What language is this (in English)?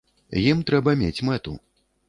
Belarusian